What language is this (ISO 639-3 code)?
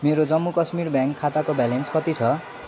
nep